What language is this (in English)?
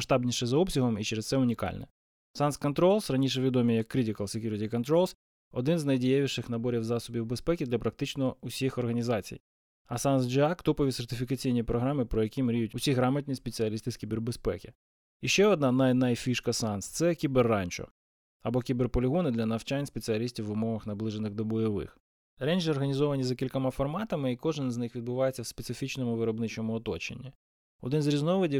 Ukrainian